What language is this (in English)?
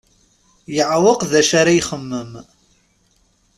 Kabyle